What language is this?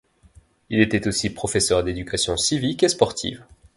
French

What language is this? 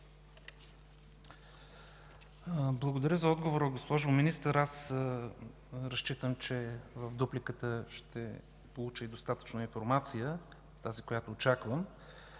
Bulgarian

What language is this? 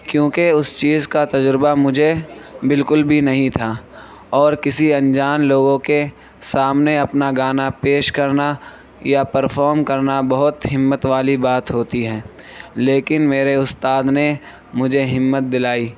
Urdu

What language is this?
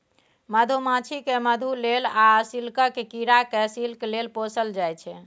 Maithili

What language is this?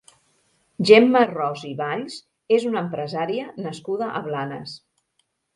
Catalan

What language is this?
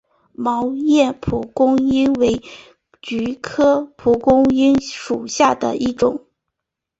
Chinese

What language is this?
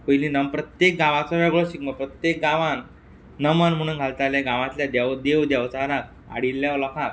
Konkani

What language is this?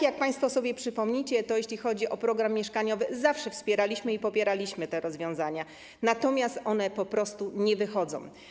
Polish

